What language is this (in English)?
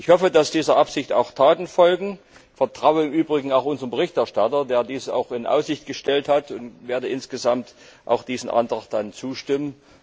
German